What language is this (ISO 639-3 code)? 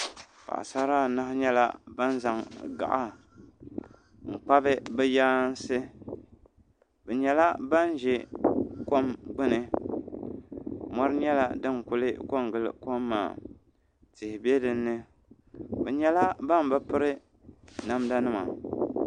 dag